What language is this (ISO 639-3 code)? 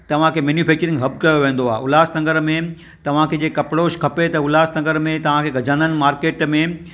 snd